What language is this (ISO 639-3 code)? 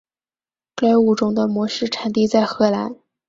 zho